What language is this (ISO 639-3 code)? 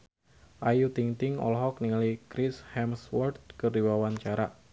sun